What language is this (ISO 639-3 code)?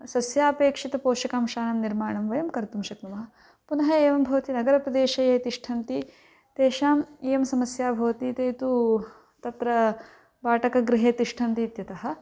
san